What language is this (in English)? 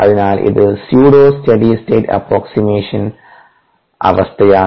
Malayalam